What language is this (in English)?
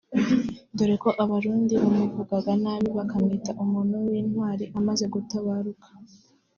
Kinyarwanda